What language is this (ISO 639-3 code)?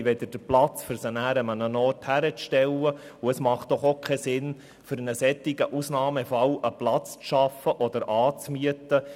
gsw